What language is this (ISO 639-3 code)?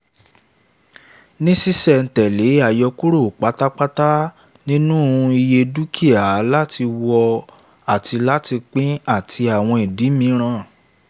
yor